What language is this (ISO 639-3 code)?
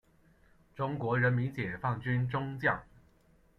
zho